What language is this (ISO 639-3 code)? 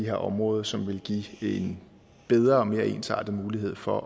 dan